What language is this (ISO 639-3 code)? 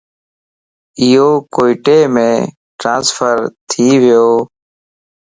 lss